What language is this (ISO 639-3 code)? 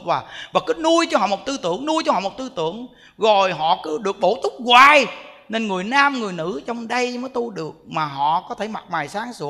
vie